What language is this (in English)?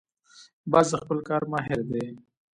Pashto